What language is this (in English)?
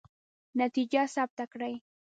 Pashto